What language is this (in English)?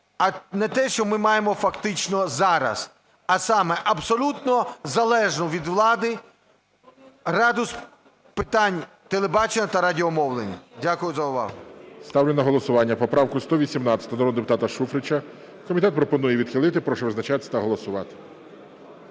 Ukrainian